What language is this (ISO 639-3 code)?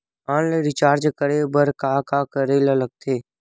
hne